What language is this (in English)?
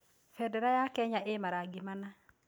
Kikuyu